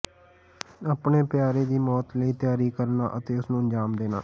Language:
Punjabi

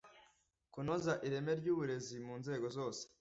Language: Kinyarwanda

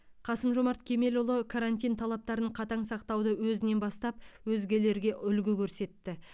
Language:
Kazakh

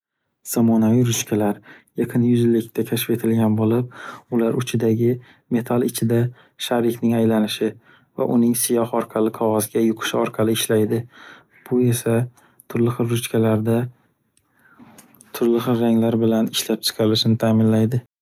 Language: Uzbek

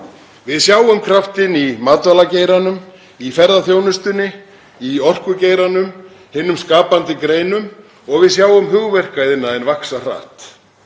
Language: Icelandic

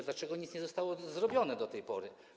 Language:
Polish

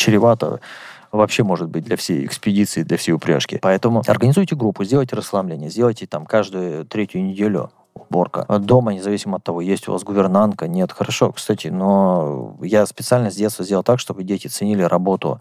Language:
Russian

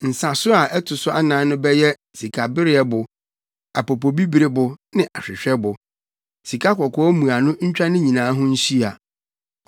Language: Akan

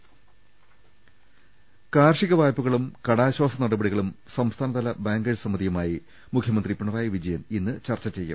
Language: Malayalam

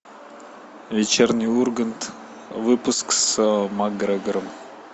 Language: Russian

